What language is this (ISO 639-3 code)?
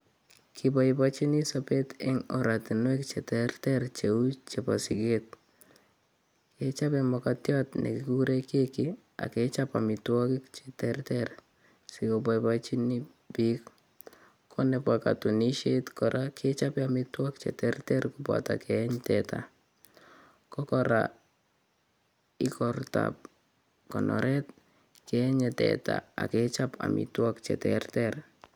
kln